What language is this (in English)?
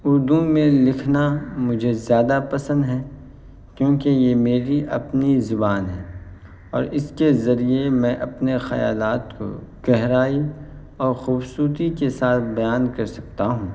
Urdu